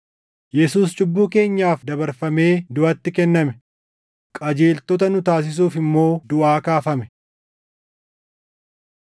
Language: Oromo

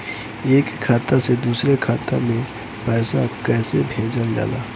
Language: Bhojpuri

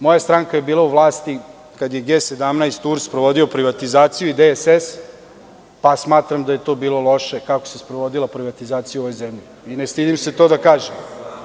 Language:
Serbian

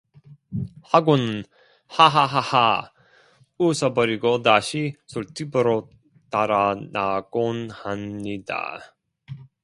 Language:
Korean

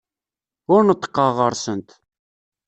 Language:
Kabyle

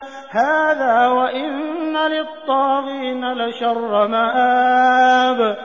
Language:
Arabic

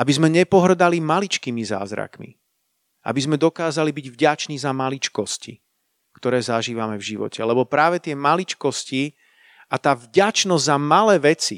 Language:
Slovak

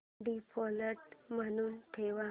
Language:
Marathi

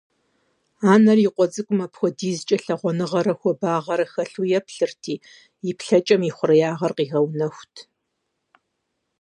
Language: Kabardian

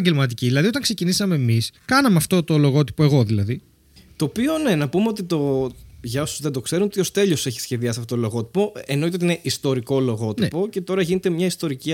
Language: Greek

